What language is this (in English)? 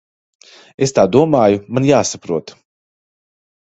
Latvian